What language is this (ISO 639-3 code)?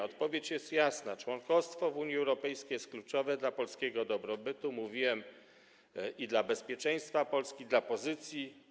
pol